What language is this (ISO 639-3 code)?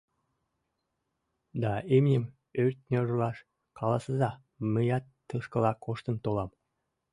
chm